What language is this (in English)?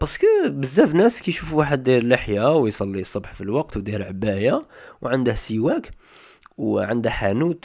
Arabic